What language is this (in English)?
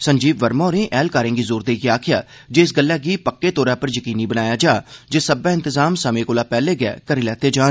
Dogri